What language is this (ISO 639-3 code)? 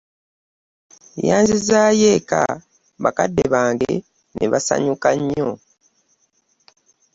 lug